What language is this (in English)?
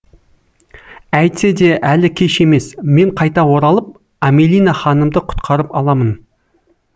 Kazakh